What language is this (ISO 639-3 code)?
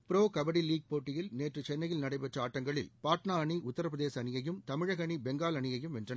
tam